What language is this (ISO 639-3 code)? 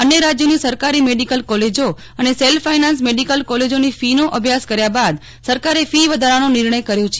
guj